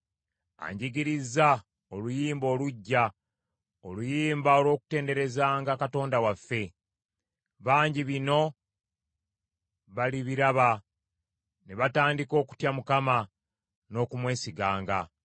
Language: Ganda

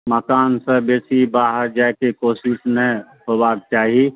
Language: Maithili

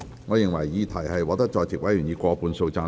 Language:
Cantonese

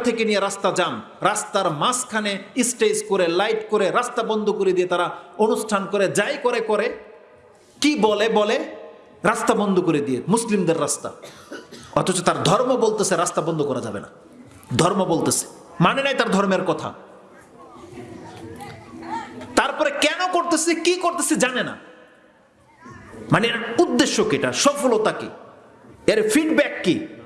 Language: Indonesian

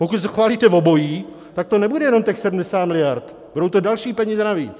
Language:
Czech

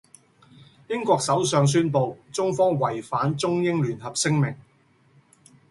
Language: Cantonese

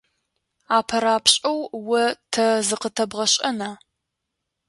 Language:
Adyghe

